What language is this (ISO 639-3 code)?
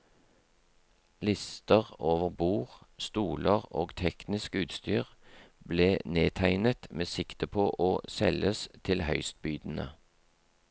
nor